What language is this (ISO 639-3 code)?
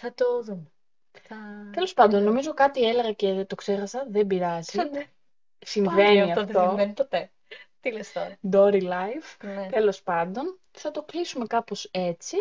ell